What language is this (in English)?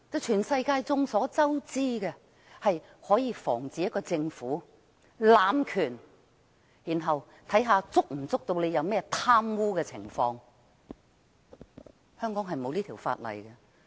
Cantonese